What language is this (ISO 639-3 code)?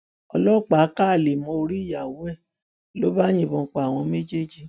yor